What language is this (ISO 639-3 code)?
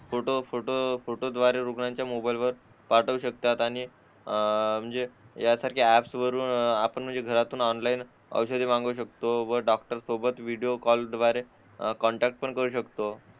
mar